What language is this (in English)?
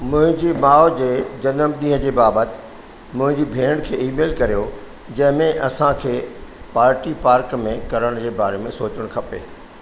Sindhi